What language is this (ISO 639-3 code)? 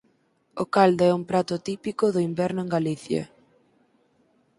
glg